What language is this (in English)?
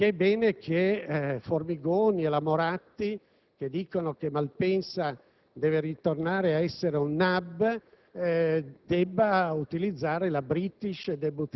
Italian